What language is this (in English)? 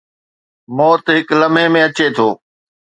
Sindhi